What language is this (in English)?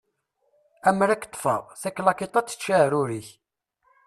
Kabyle